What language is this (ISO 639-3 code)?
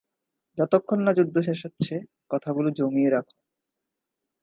ben